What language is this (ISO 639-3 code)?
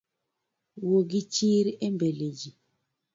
luo